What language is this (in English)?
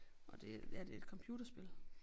Danish